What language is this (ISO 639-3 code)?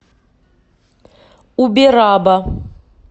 rus